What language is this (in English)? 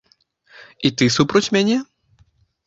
Belarusian